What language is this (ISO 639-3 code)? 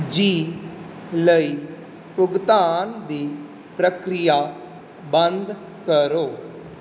pan